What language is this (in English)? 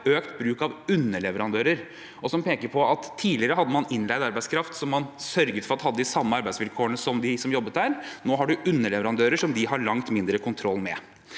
Norwegian